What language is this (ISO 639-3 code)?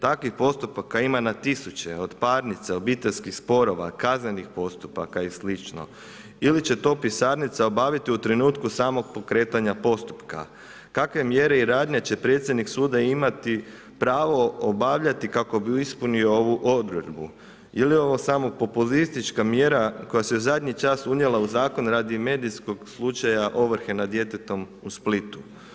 hrv